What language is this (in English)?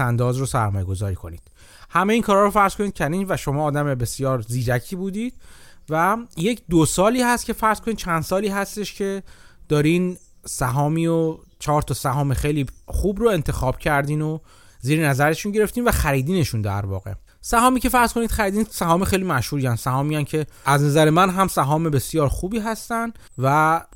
Persian